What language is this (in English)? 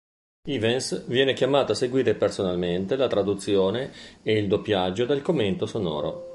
Italian